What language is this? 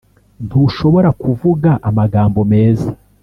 Kinyarwanda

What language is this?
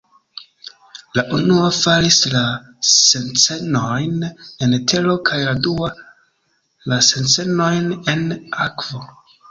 Esperanto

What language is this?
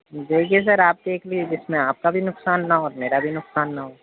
Urdu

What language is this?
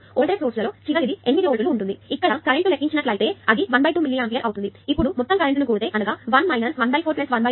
Telugu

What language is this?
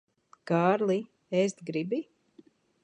Latvian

